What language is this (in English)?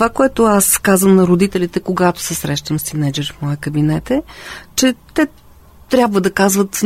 Bulgarian